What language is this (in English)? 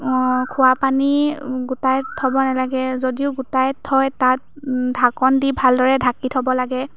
Assamese